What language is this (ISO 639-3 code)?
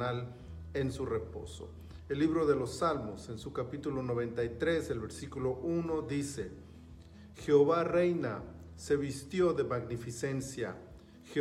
spa